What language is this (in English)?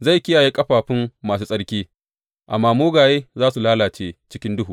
Hausa